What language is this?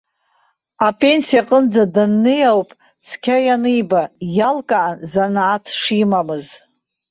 Abkhazian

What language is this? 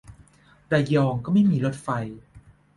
Thai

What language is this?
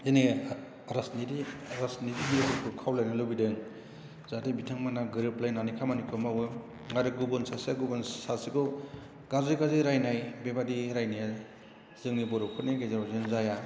Bodo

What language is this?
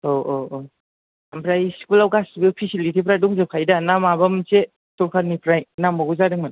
Bodo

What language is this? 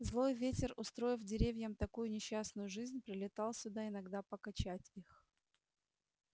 Russian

